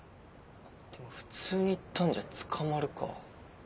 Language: Japanese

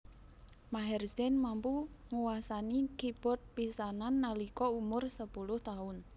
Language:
Javanese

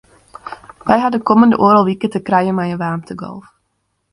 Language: Western Frisian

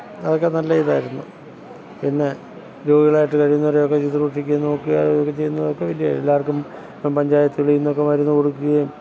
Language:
Malayalam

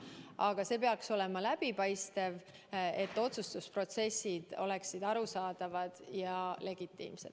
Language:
Estonian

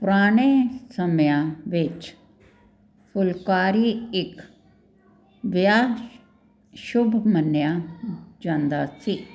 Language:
Punjabi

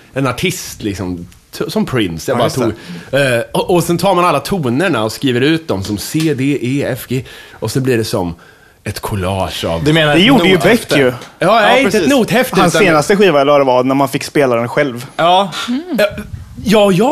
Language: Swedish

